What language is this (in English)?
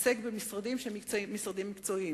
Hebrew